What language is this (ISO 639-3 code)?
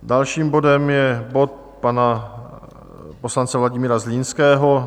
ces